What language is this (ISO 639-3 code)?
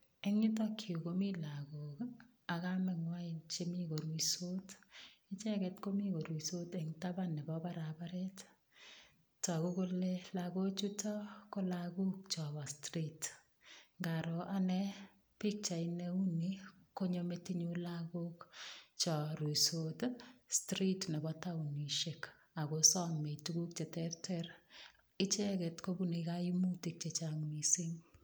kln